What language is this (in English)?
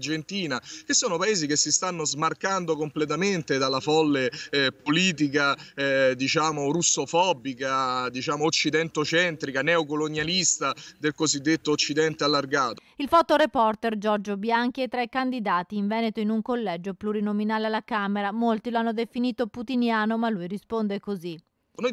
Italian